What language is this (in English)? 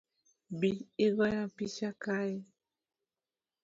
Luo (Kenya and Tanzania)